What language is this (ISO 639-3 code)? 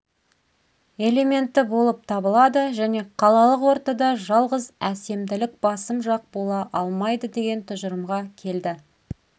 kaz